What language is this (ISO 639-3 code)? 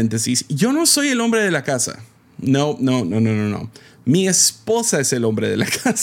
spa